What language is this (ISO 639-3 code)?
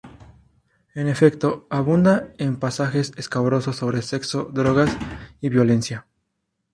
spa